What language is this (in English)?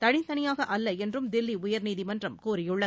Tamil